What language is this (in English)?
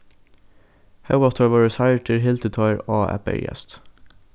Faroese